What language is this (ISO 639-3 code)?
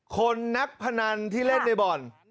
tha